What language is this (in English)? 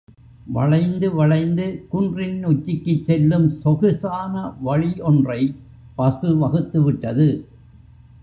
Tamil